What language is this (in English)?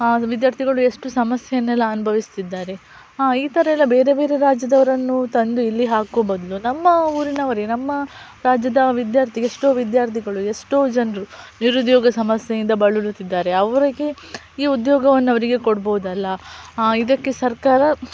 Kannada